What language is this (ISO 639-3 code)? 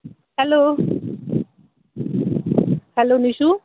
doi